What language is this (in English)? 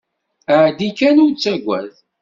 Kabyle